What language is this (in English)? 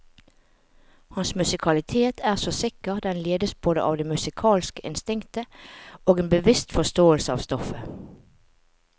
Norwegian